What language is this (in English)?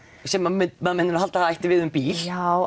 Icelandic